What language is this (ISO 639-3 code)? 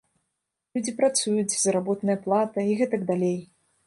bel